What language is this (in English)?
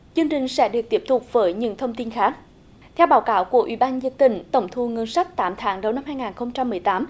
Vietnamese